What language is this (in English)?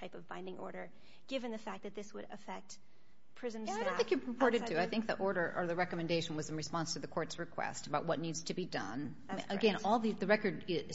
English